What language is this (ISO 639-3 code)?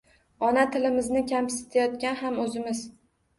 uzb